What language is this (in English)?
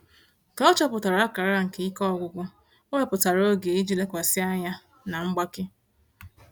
Igbo